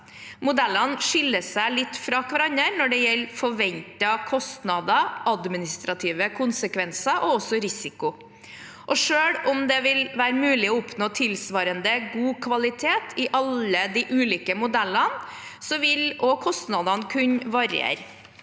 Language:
Norwegian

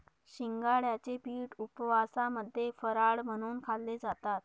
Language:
Marathi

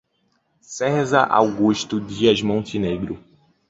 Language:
Portuguese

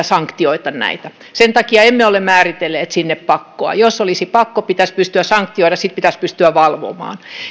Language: Finnish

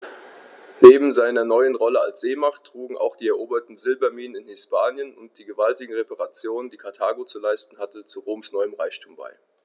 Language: German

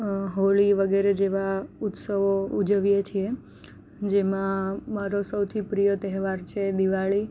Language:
Gujarati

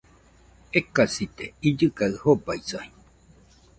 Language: Nüpode Huitoto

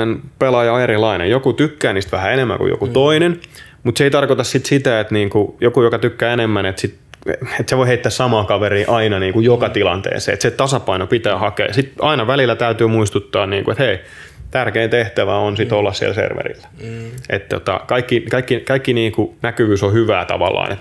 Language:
Finnish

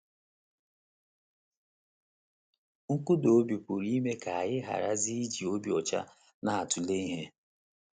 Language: Igbo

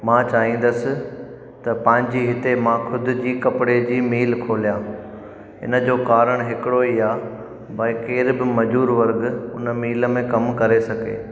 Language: Sindhi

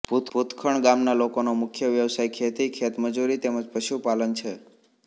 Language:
Gujarati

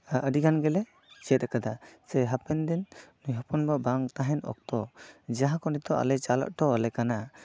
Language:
Santali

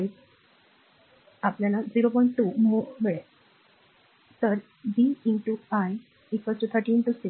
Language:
Marathi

